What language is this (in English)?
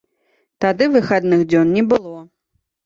Belarusian